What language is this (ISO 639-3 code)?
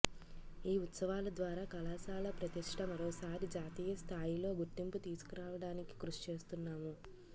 tel